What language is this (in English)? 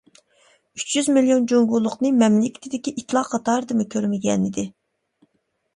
Uyghur